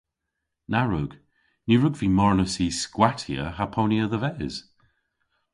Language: Cornish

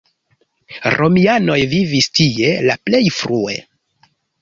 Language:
Esperanto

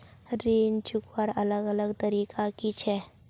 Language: Magahi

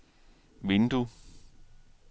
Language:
Danish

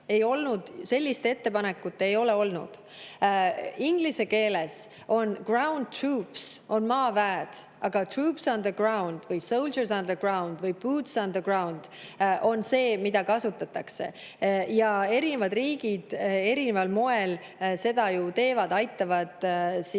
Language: Estonian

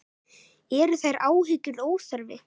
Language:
Icelandic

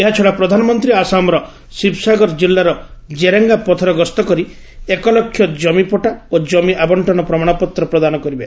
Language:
Odia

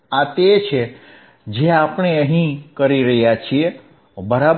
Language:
Gujarati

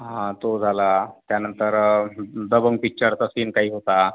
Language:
Marathi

